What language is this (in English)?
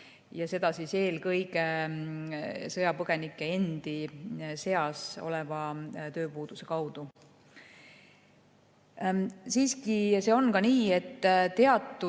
Estonian